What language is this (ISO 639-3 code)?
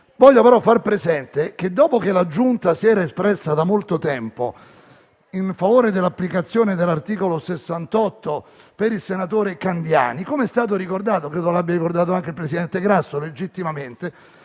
ita